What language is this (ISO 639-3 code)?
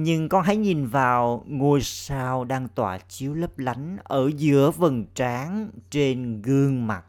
vie